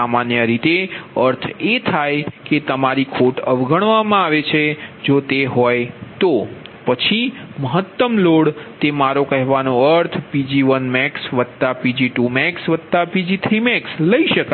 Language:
Gujarati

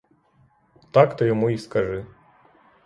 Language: Ukrainian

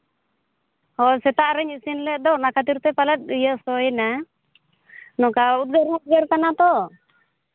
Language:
Santali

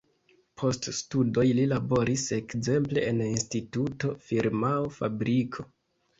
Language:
Esperanto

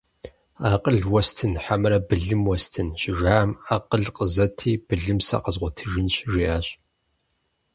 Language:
Kabardian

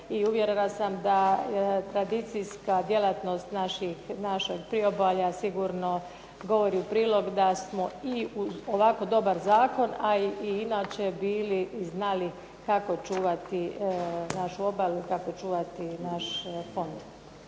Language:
Croatian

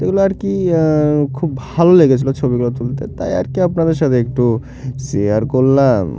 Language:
Bangla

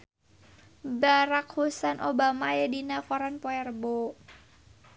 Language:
Sundanese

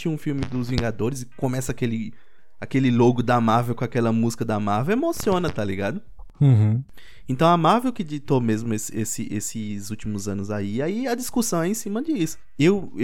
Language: Portuguese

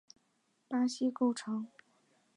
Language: Chinese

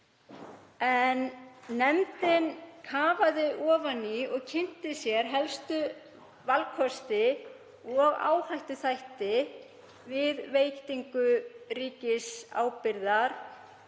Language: Icelandic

